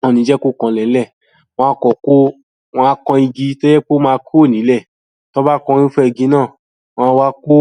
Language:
Yoruba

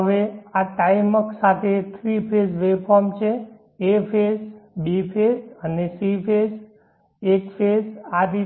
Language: Gujarati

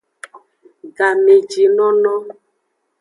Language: Aja (Benin)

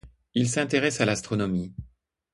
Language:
French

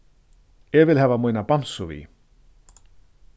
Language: Faroese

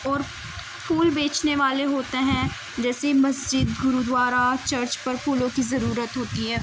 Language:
Urdu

